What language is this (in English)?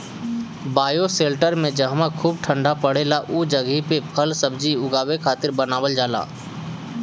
Bhojpuri